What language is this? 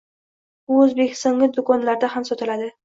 Uzbek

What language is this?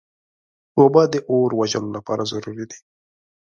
Pashto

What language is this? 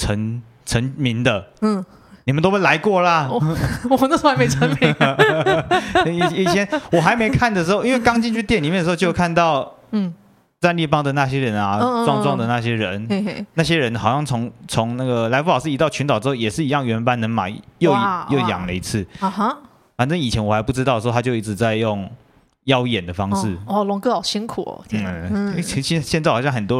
Chinese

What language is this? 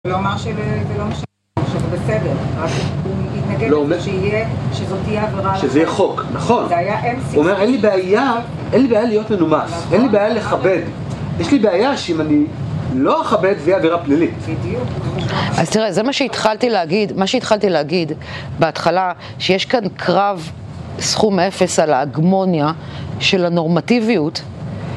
Hebrew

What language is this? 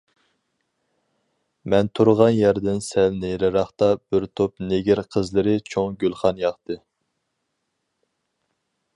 Uyghur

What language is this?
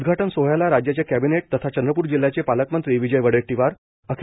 Marathi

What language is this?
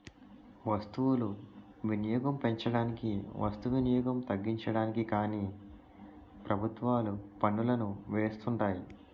Telugu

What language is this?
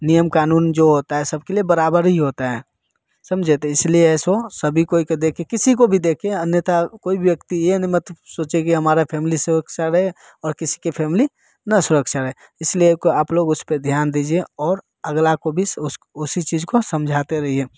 Hindi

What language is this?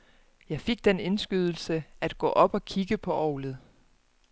Danish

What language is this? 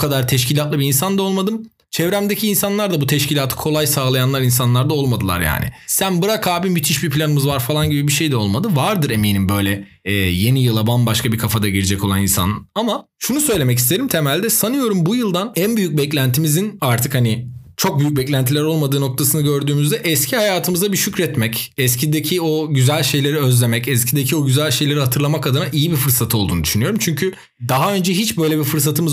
Turkish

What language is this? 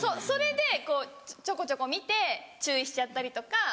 Japanese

